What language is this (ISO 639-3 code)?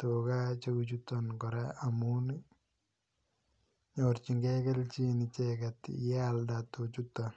kln